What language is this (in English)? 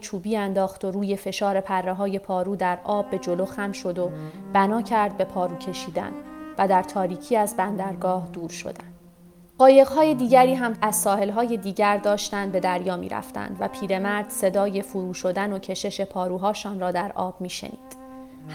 Persian